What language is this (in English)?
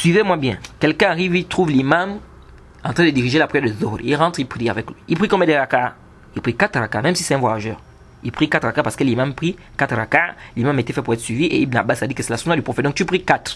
French